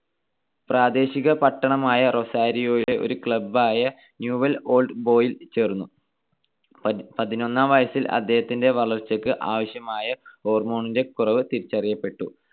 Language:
Malayalam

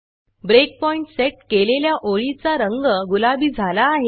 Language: Marathi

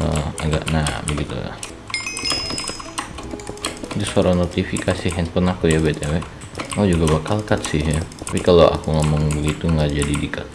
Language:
Indonesian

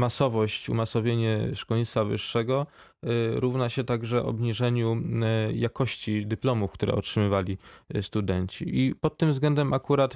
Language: Polish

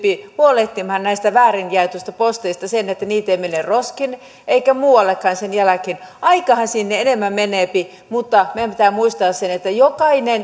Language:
Finnish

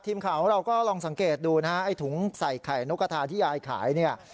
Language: Thai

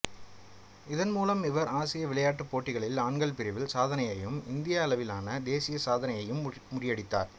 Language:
Tamil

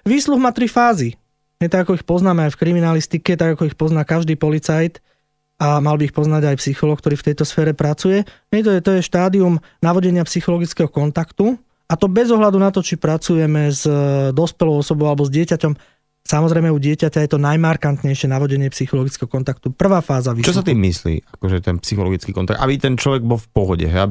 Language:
Slovak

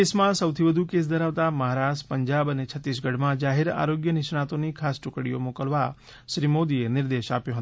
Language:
Gujarati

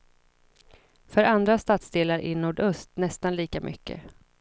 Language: Swedish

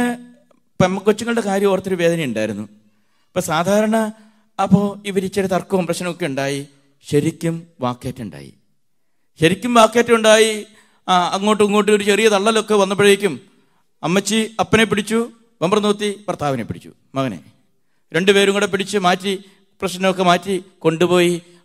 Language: Malayalam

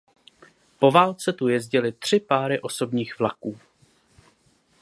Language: Czech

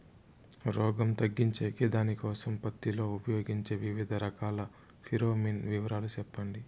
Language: Telugu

